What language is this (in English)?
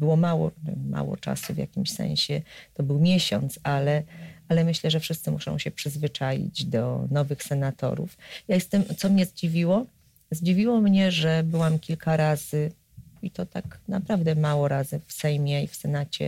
Polish